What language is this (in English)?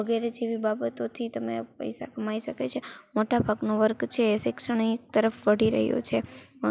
Gujarati